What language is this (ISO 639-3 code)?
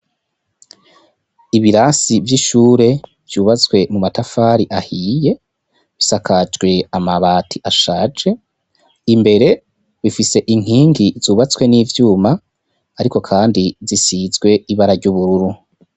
run